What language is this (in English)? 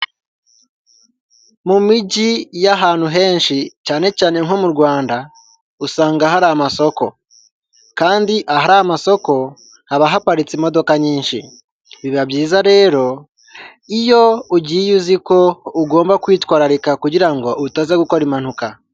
Kinyarwanda